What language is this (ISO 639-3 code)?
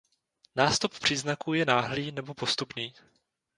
ces